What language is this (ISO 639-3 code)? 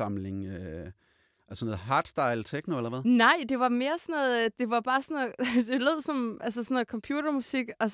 dan